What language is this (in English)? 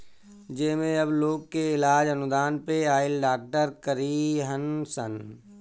Bhojpuri